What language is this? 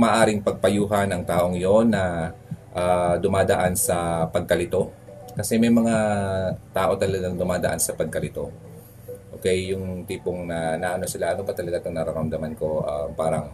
Filipino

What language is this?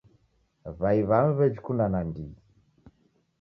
Taita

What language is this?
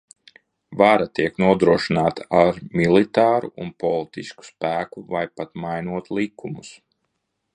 Latvian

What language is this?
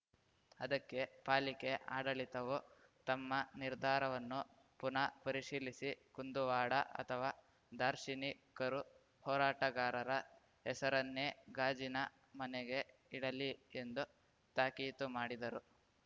Kannada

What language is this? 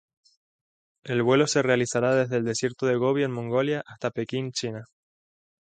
Spanish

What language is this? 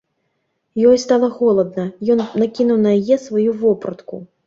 Belarusian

